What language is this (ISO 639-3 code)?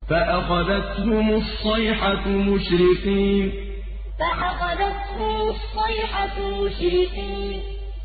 ara